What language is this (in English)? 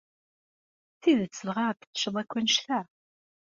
Kabyle